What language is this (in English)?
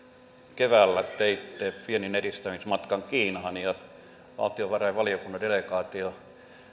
Finnish